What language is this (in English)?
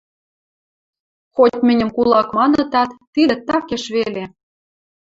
Western Mari